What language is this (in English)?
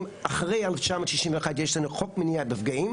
Hebrew